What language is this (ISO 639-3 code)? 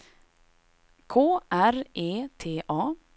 swe